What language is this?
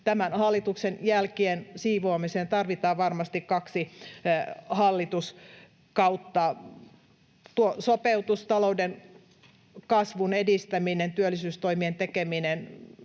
Finnish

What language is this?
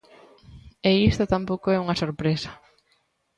Galician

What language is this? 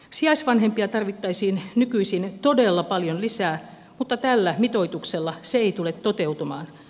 Finnish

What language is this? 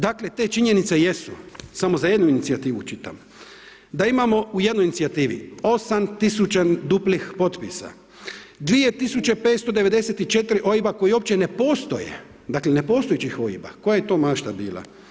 Croatian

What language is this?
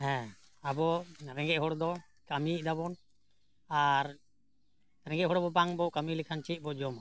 Santali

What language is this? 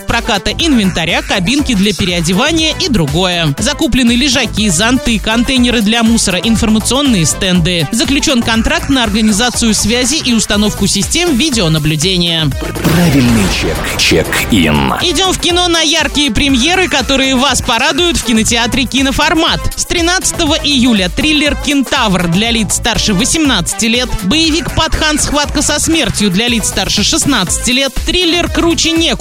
Russian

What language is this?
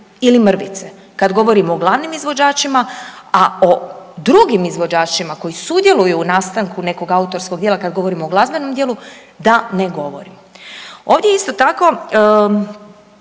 Croatian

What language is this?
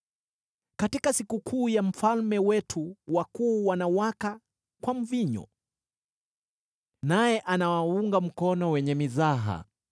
Swahili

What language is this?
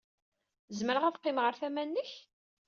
Kabyle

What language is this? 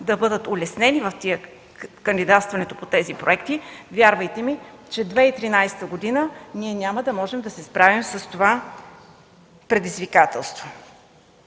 Bulgarian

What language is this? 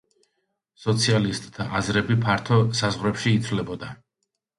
Georgian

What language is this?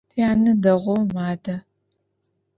Adyghe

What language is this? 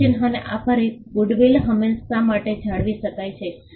Gujarati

